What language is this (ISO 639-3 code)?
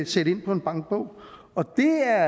dan